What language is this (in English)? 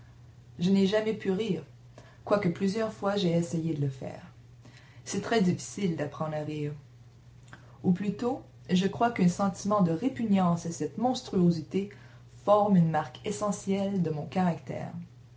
French